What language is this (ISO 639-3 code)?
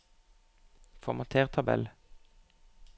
nor